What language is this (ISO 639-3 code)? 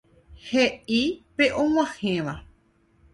grn